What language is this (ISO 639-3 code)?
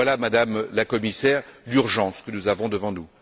fra